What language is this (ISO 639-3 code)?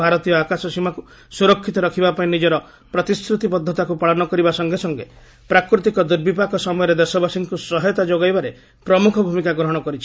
ori